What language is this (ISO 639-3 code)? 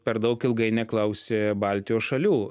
lit